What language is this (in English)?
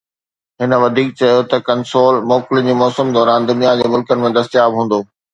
Sindhi